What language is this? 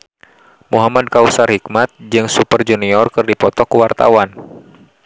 Sundanese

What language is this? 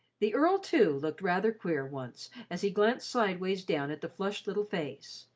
English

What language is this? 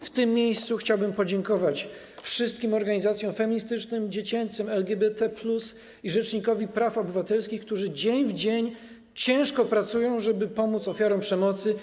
Polish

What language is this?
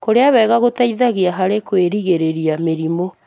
Kikuyu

